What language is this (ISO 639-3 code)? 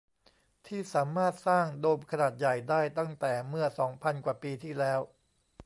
tha